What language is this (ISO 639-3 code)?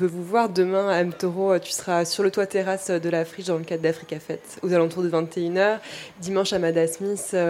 fra